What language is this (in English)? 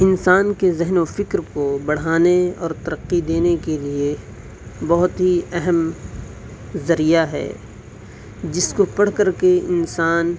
Urdu